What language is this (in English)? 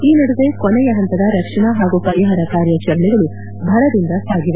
Kannada